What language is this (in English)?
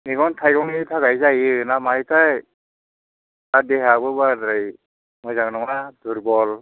Bodo